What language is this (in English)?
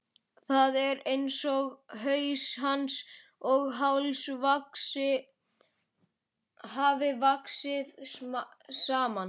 Icelandic